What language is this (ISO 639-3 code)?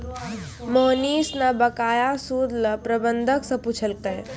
mai